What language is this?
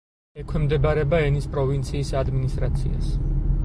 Georgian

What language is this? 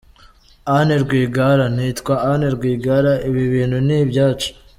Kinyarwanda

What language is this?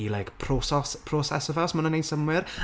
Welsh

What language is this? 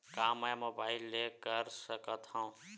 Chhattisgarhi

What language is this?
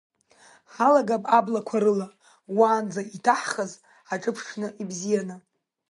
Abkhazian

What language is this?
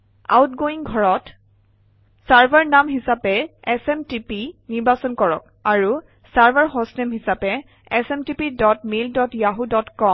Assamese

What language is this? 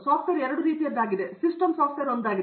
Kannada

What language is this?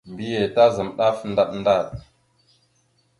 Mada (Cameroon)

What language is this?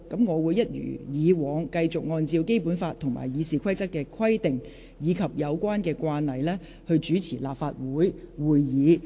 Cantonese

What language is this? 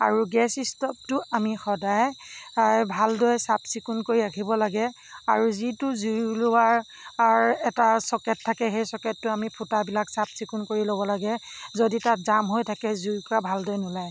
Assamese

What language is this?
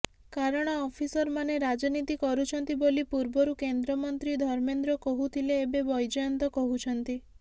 Odia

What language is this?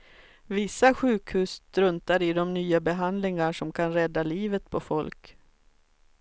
Swedish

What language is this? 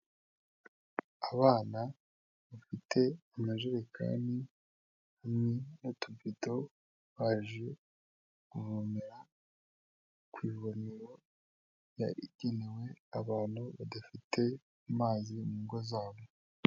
Kinyarwanda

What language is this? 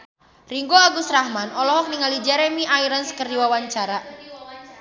Sundanese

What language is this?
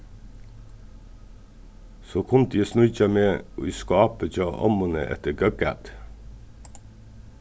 Faroese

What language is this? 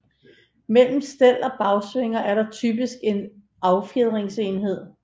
Danish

